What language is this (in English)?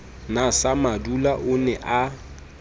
Southern Sotho